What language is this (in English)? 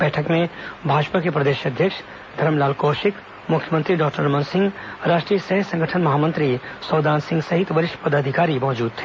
Hindi